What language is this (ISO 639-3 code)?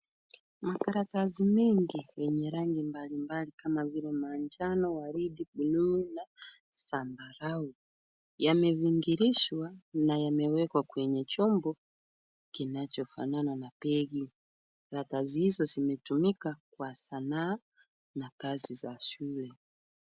swa